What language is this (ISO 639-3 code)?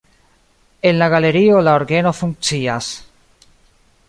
epo